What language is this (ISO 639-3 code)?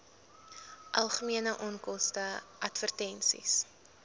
afr